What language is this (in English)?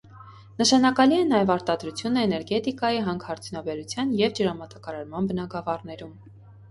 Armenian